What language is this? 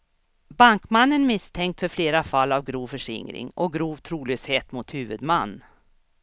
Swedish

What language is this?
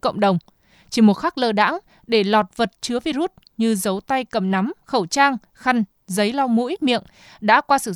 Vietnamese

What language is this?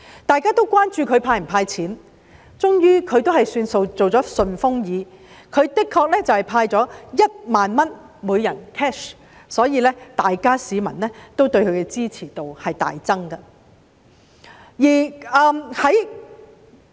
Cantonese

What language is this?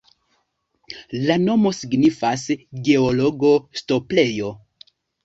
Esperanto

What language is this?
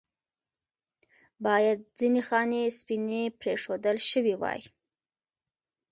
Pashto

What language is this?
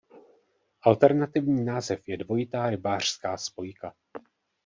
Czech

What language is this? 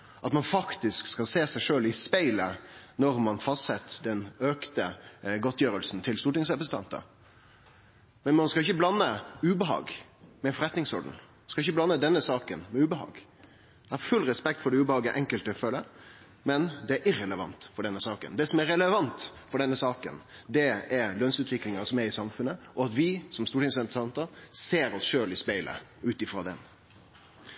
Norwegian Nynorsk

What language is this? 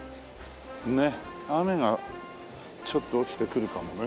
Japanese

